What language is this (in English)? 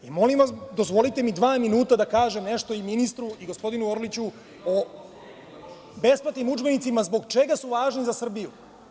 Serbian